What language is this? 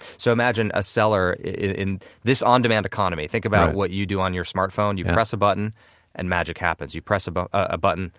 English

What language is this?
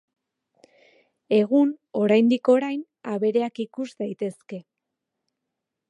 Basque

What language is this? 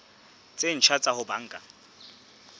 Southern Sotho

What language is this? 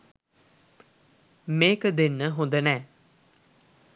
Sinhala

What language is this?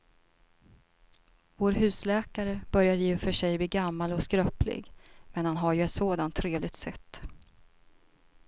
Swedish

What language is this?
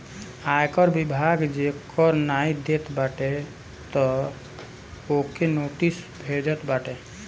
Bhojpuri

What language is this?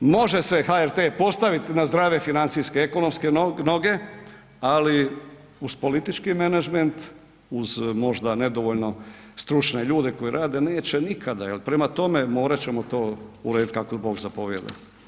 Croatian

